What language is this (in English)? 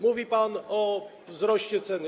Polish